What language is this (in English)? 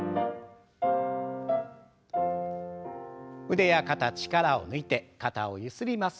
Japanese